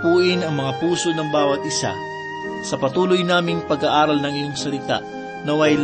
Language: Filipino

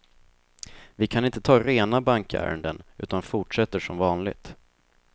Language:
Swedish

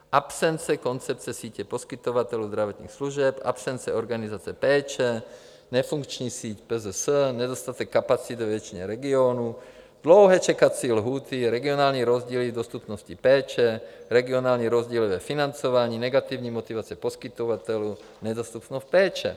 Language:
Czech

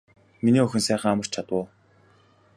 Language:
Mongolian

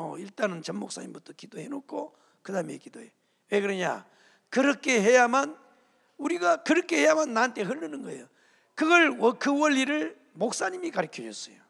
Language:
Korean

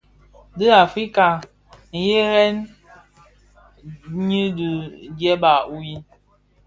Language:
Bafia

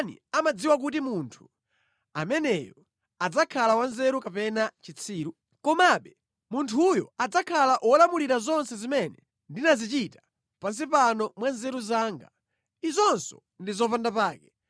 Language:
Nyanja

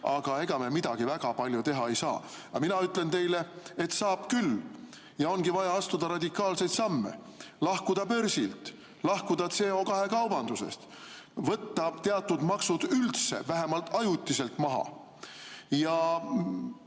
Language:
Estonian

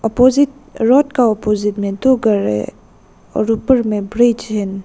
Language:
Hindi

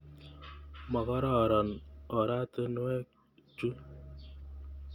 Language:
Kalenjin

